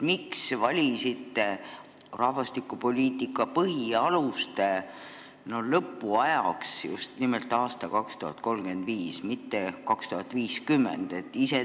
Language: Estonian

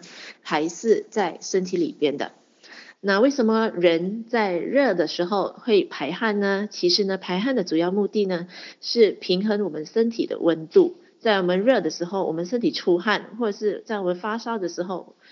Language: Chinese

